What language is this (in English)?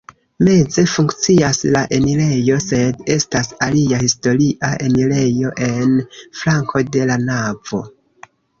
Esperanto